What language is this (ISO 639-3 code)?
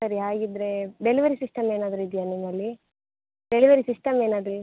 kan